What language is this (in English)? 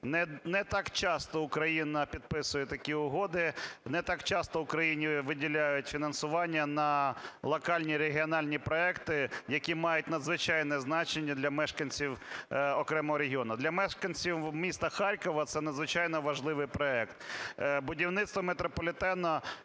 Ukrainian